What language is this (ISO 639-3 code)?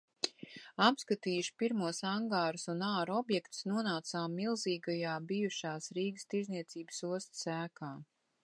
lav